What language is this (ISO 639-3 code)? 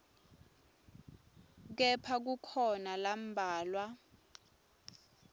ssw